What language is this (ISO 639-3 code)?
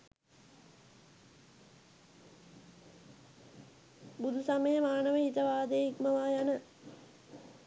sin